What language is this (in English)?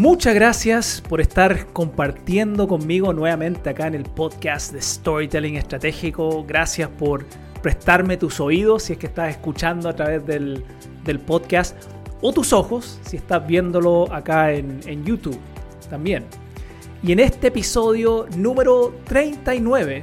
Spanish